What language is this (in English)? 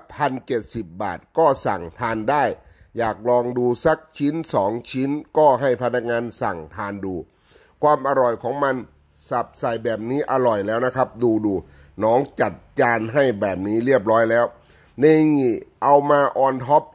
Thai